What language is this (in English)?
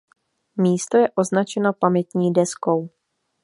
Czech